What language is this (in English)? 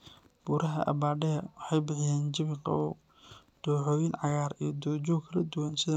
Somali